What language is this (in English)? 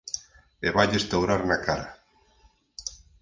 Galician